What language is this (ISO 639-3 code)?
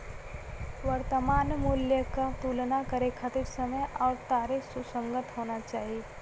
bho